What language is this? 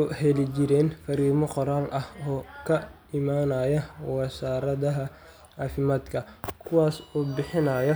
Somali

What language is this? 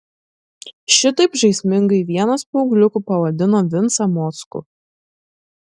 Lithuanian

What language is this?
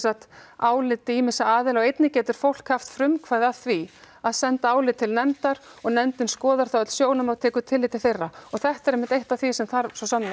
Icelandic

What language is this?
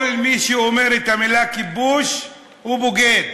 Hebrew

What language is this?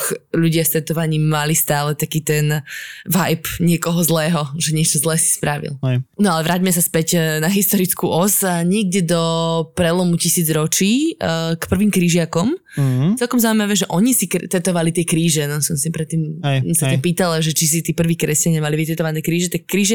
Slovak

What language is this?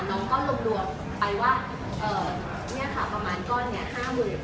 Thai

